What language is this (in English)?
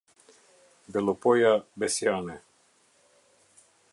Albanian